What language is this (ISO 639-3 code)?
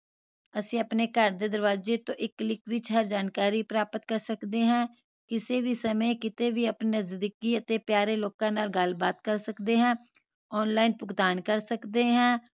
pan